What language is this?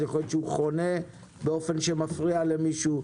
Hebrew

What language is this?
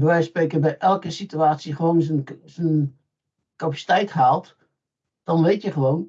Dutch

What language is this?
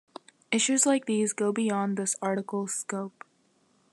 English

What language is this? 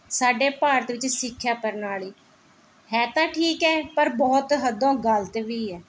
Punjabi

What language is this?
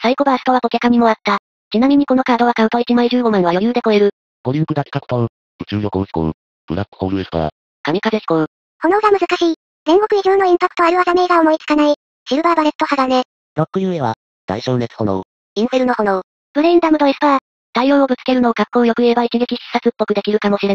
Japanese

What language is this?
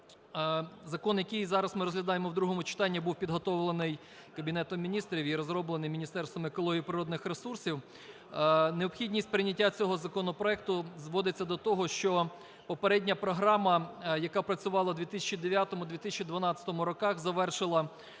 Ukrainian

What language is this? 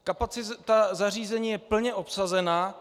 Czech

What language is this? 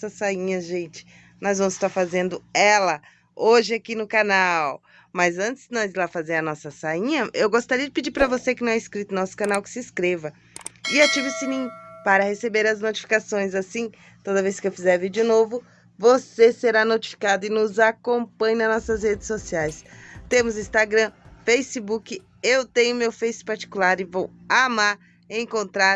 Portuguese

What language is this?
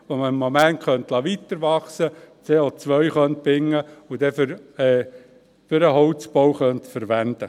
Swiss German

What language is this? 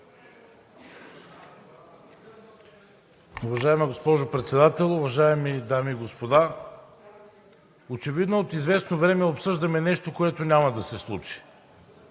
Bulgarian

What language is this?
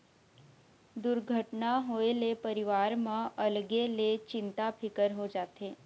Chhattisgarhi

